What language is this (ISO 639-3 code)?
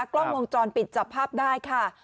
tha